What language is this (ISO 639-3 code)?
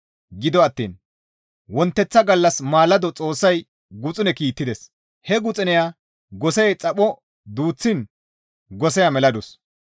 gmv